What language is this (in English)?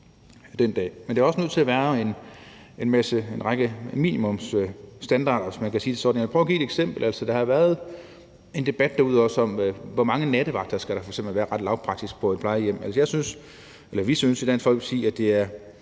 Danish